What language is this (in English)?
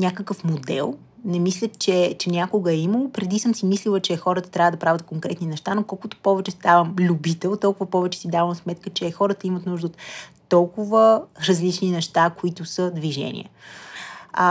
Bulgarian